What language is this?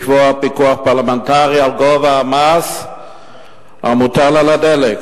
Hebrew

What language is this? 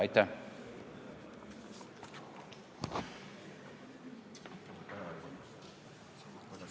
Estonian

